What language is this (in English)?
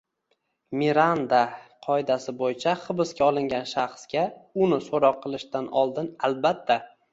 Uzbek